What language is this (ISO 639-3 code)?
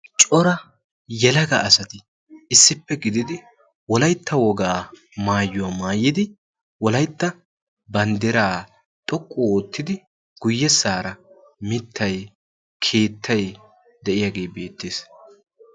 wal